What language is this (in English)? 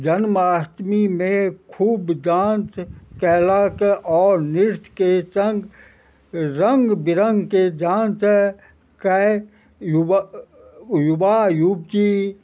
Maithili